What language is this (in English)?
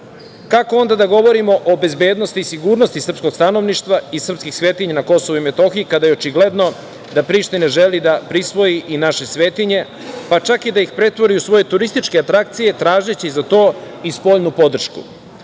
Serbian